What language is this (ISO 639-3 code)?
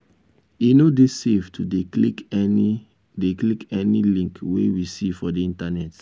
pcm